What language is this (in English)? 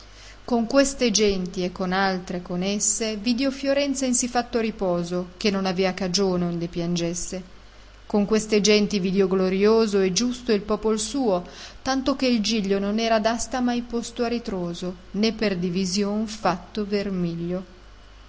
Italian